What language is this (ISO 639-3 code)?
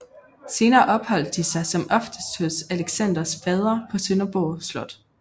dan